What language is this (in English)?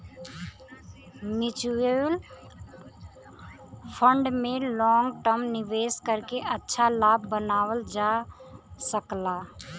Bhojpuri